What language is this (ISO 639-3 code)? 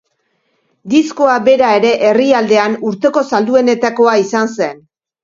eus